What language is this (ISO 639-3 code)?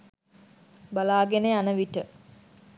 sin